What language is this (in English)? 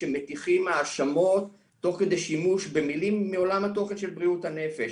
Hebrew